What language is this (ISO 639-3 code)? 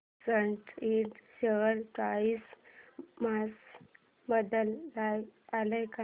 mar